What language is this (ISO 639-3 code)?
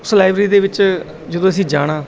pan